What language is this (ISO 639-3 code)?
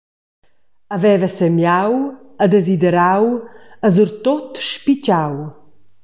roh